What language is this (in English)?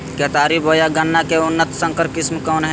Magahi